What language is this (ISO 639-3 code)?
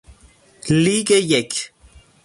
fas